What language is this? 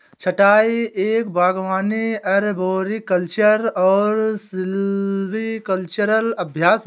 Hindi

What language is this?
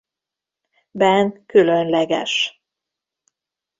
Hungarian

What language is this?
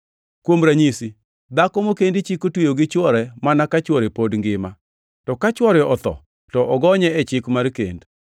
Luo (Kenya and Tanzania)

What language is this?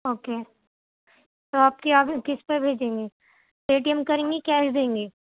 Urdu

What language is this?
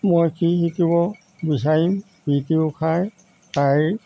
Assamese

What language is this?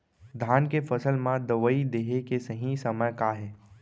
Chhattisgarhi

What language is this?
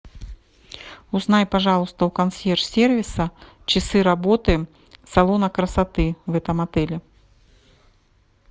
Russian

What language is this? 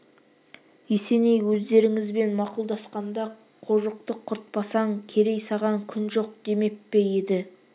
Kazakh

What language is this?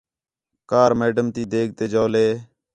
Khetrani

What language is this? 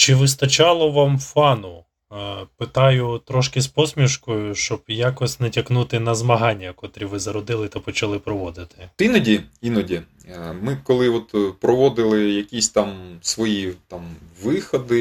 Ukrainian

